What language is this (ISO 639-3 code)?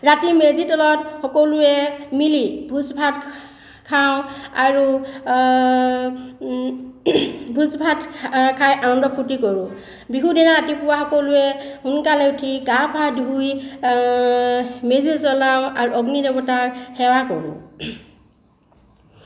asm